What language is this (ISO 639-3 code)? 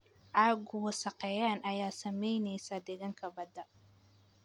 som